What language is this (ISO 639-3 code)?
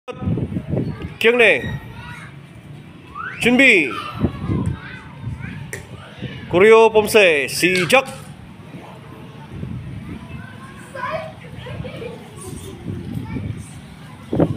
vie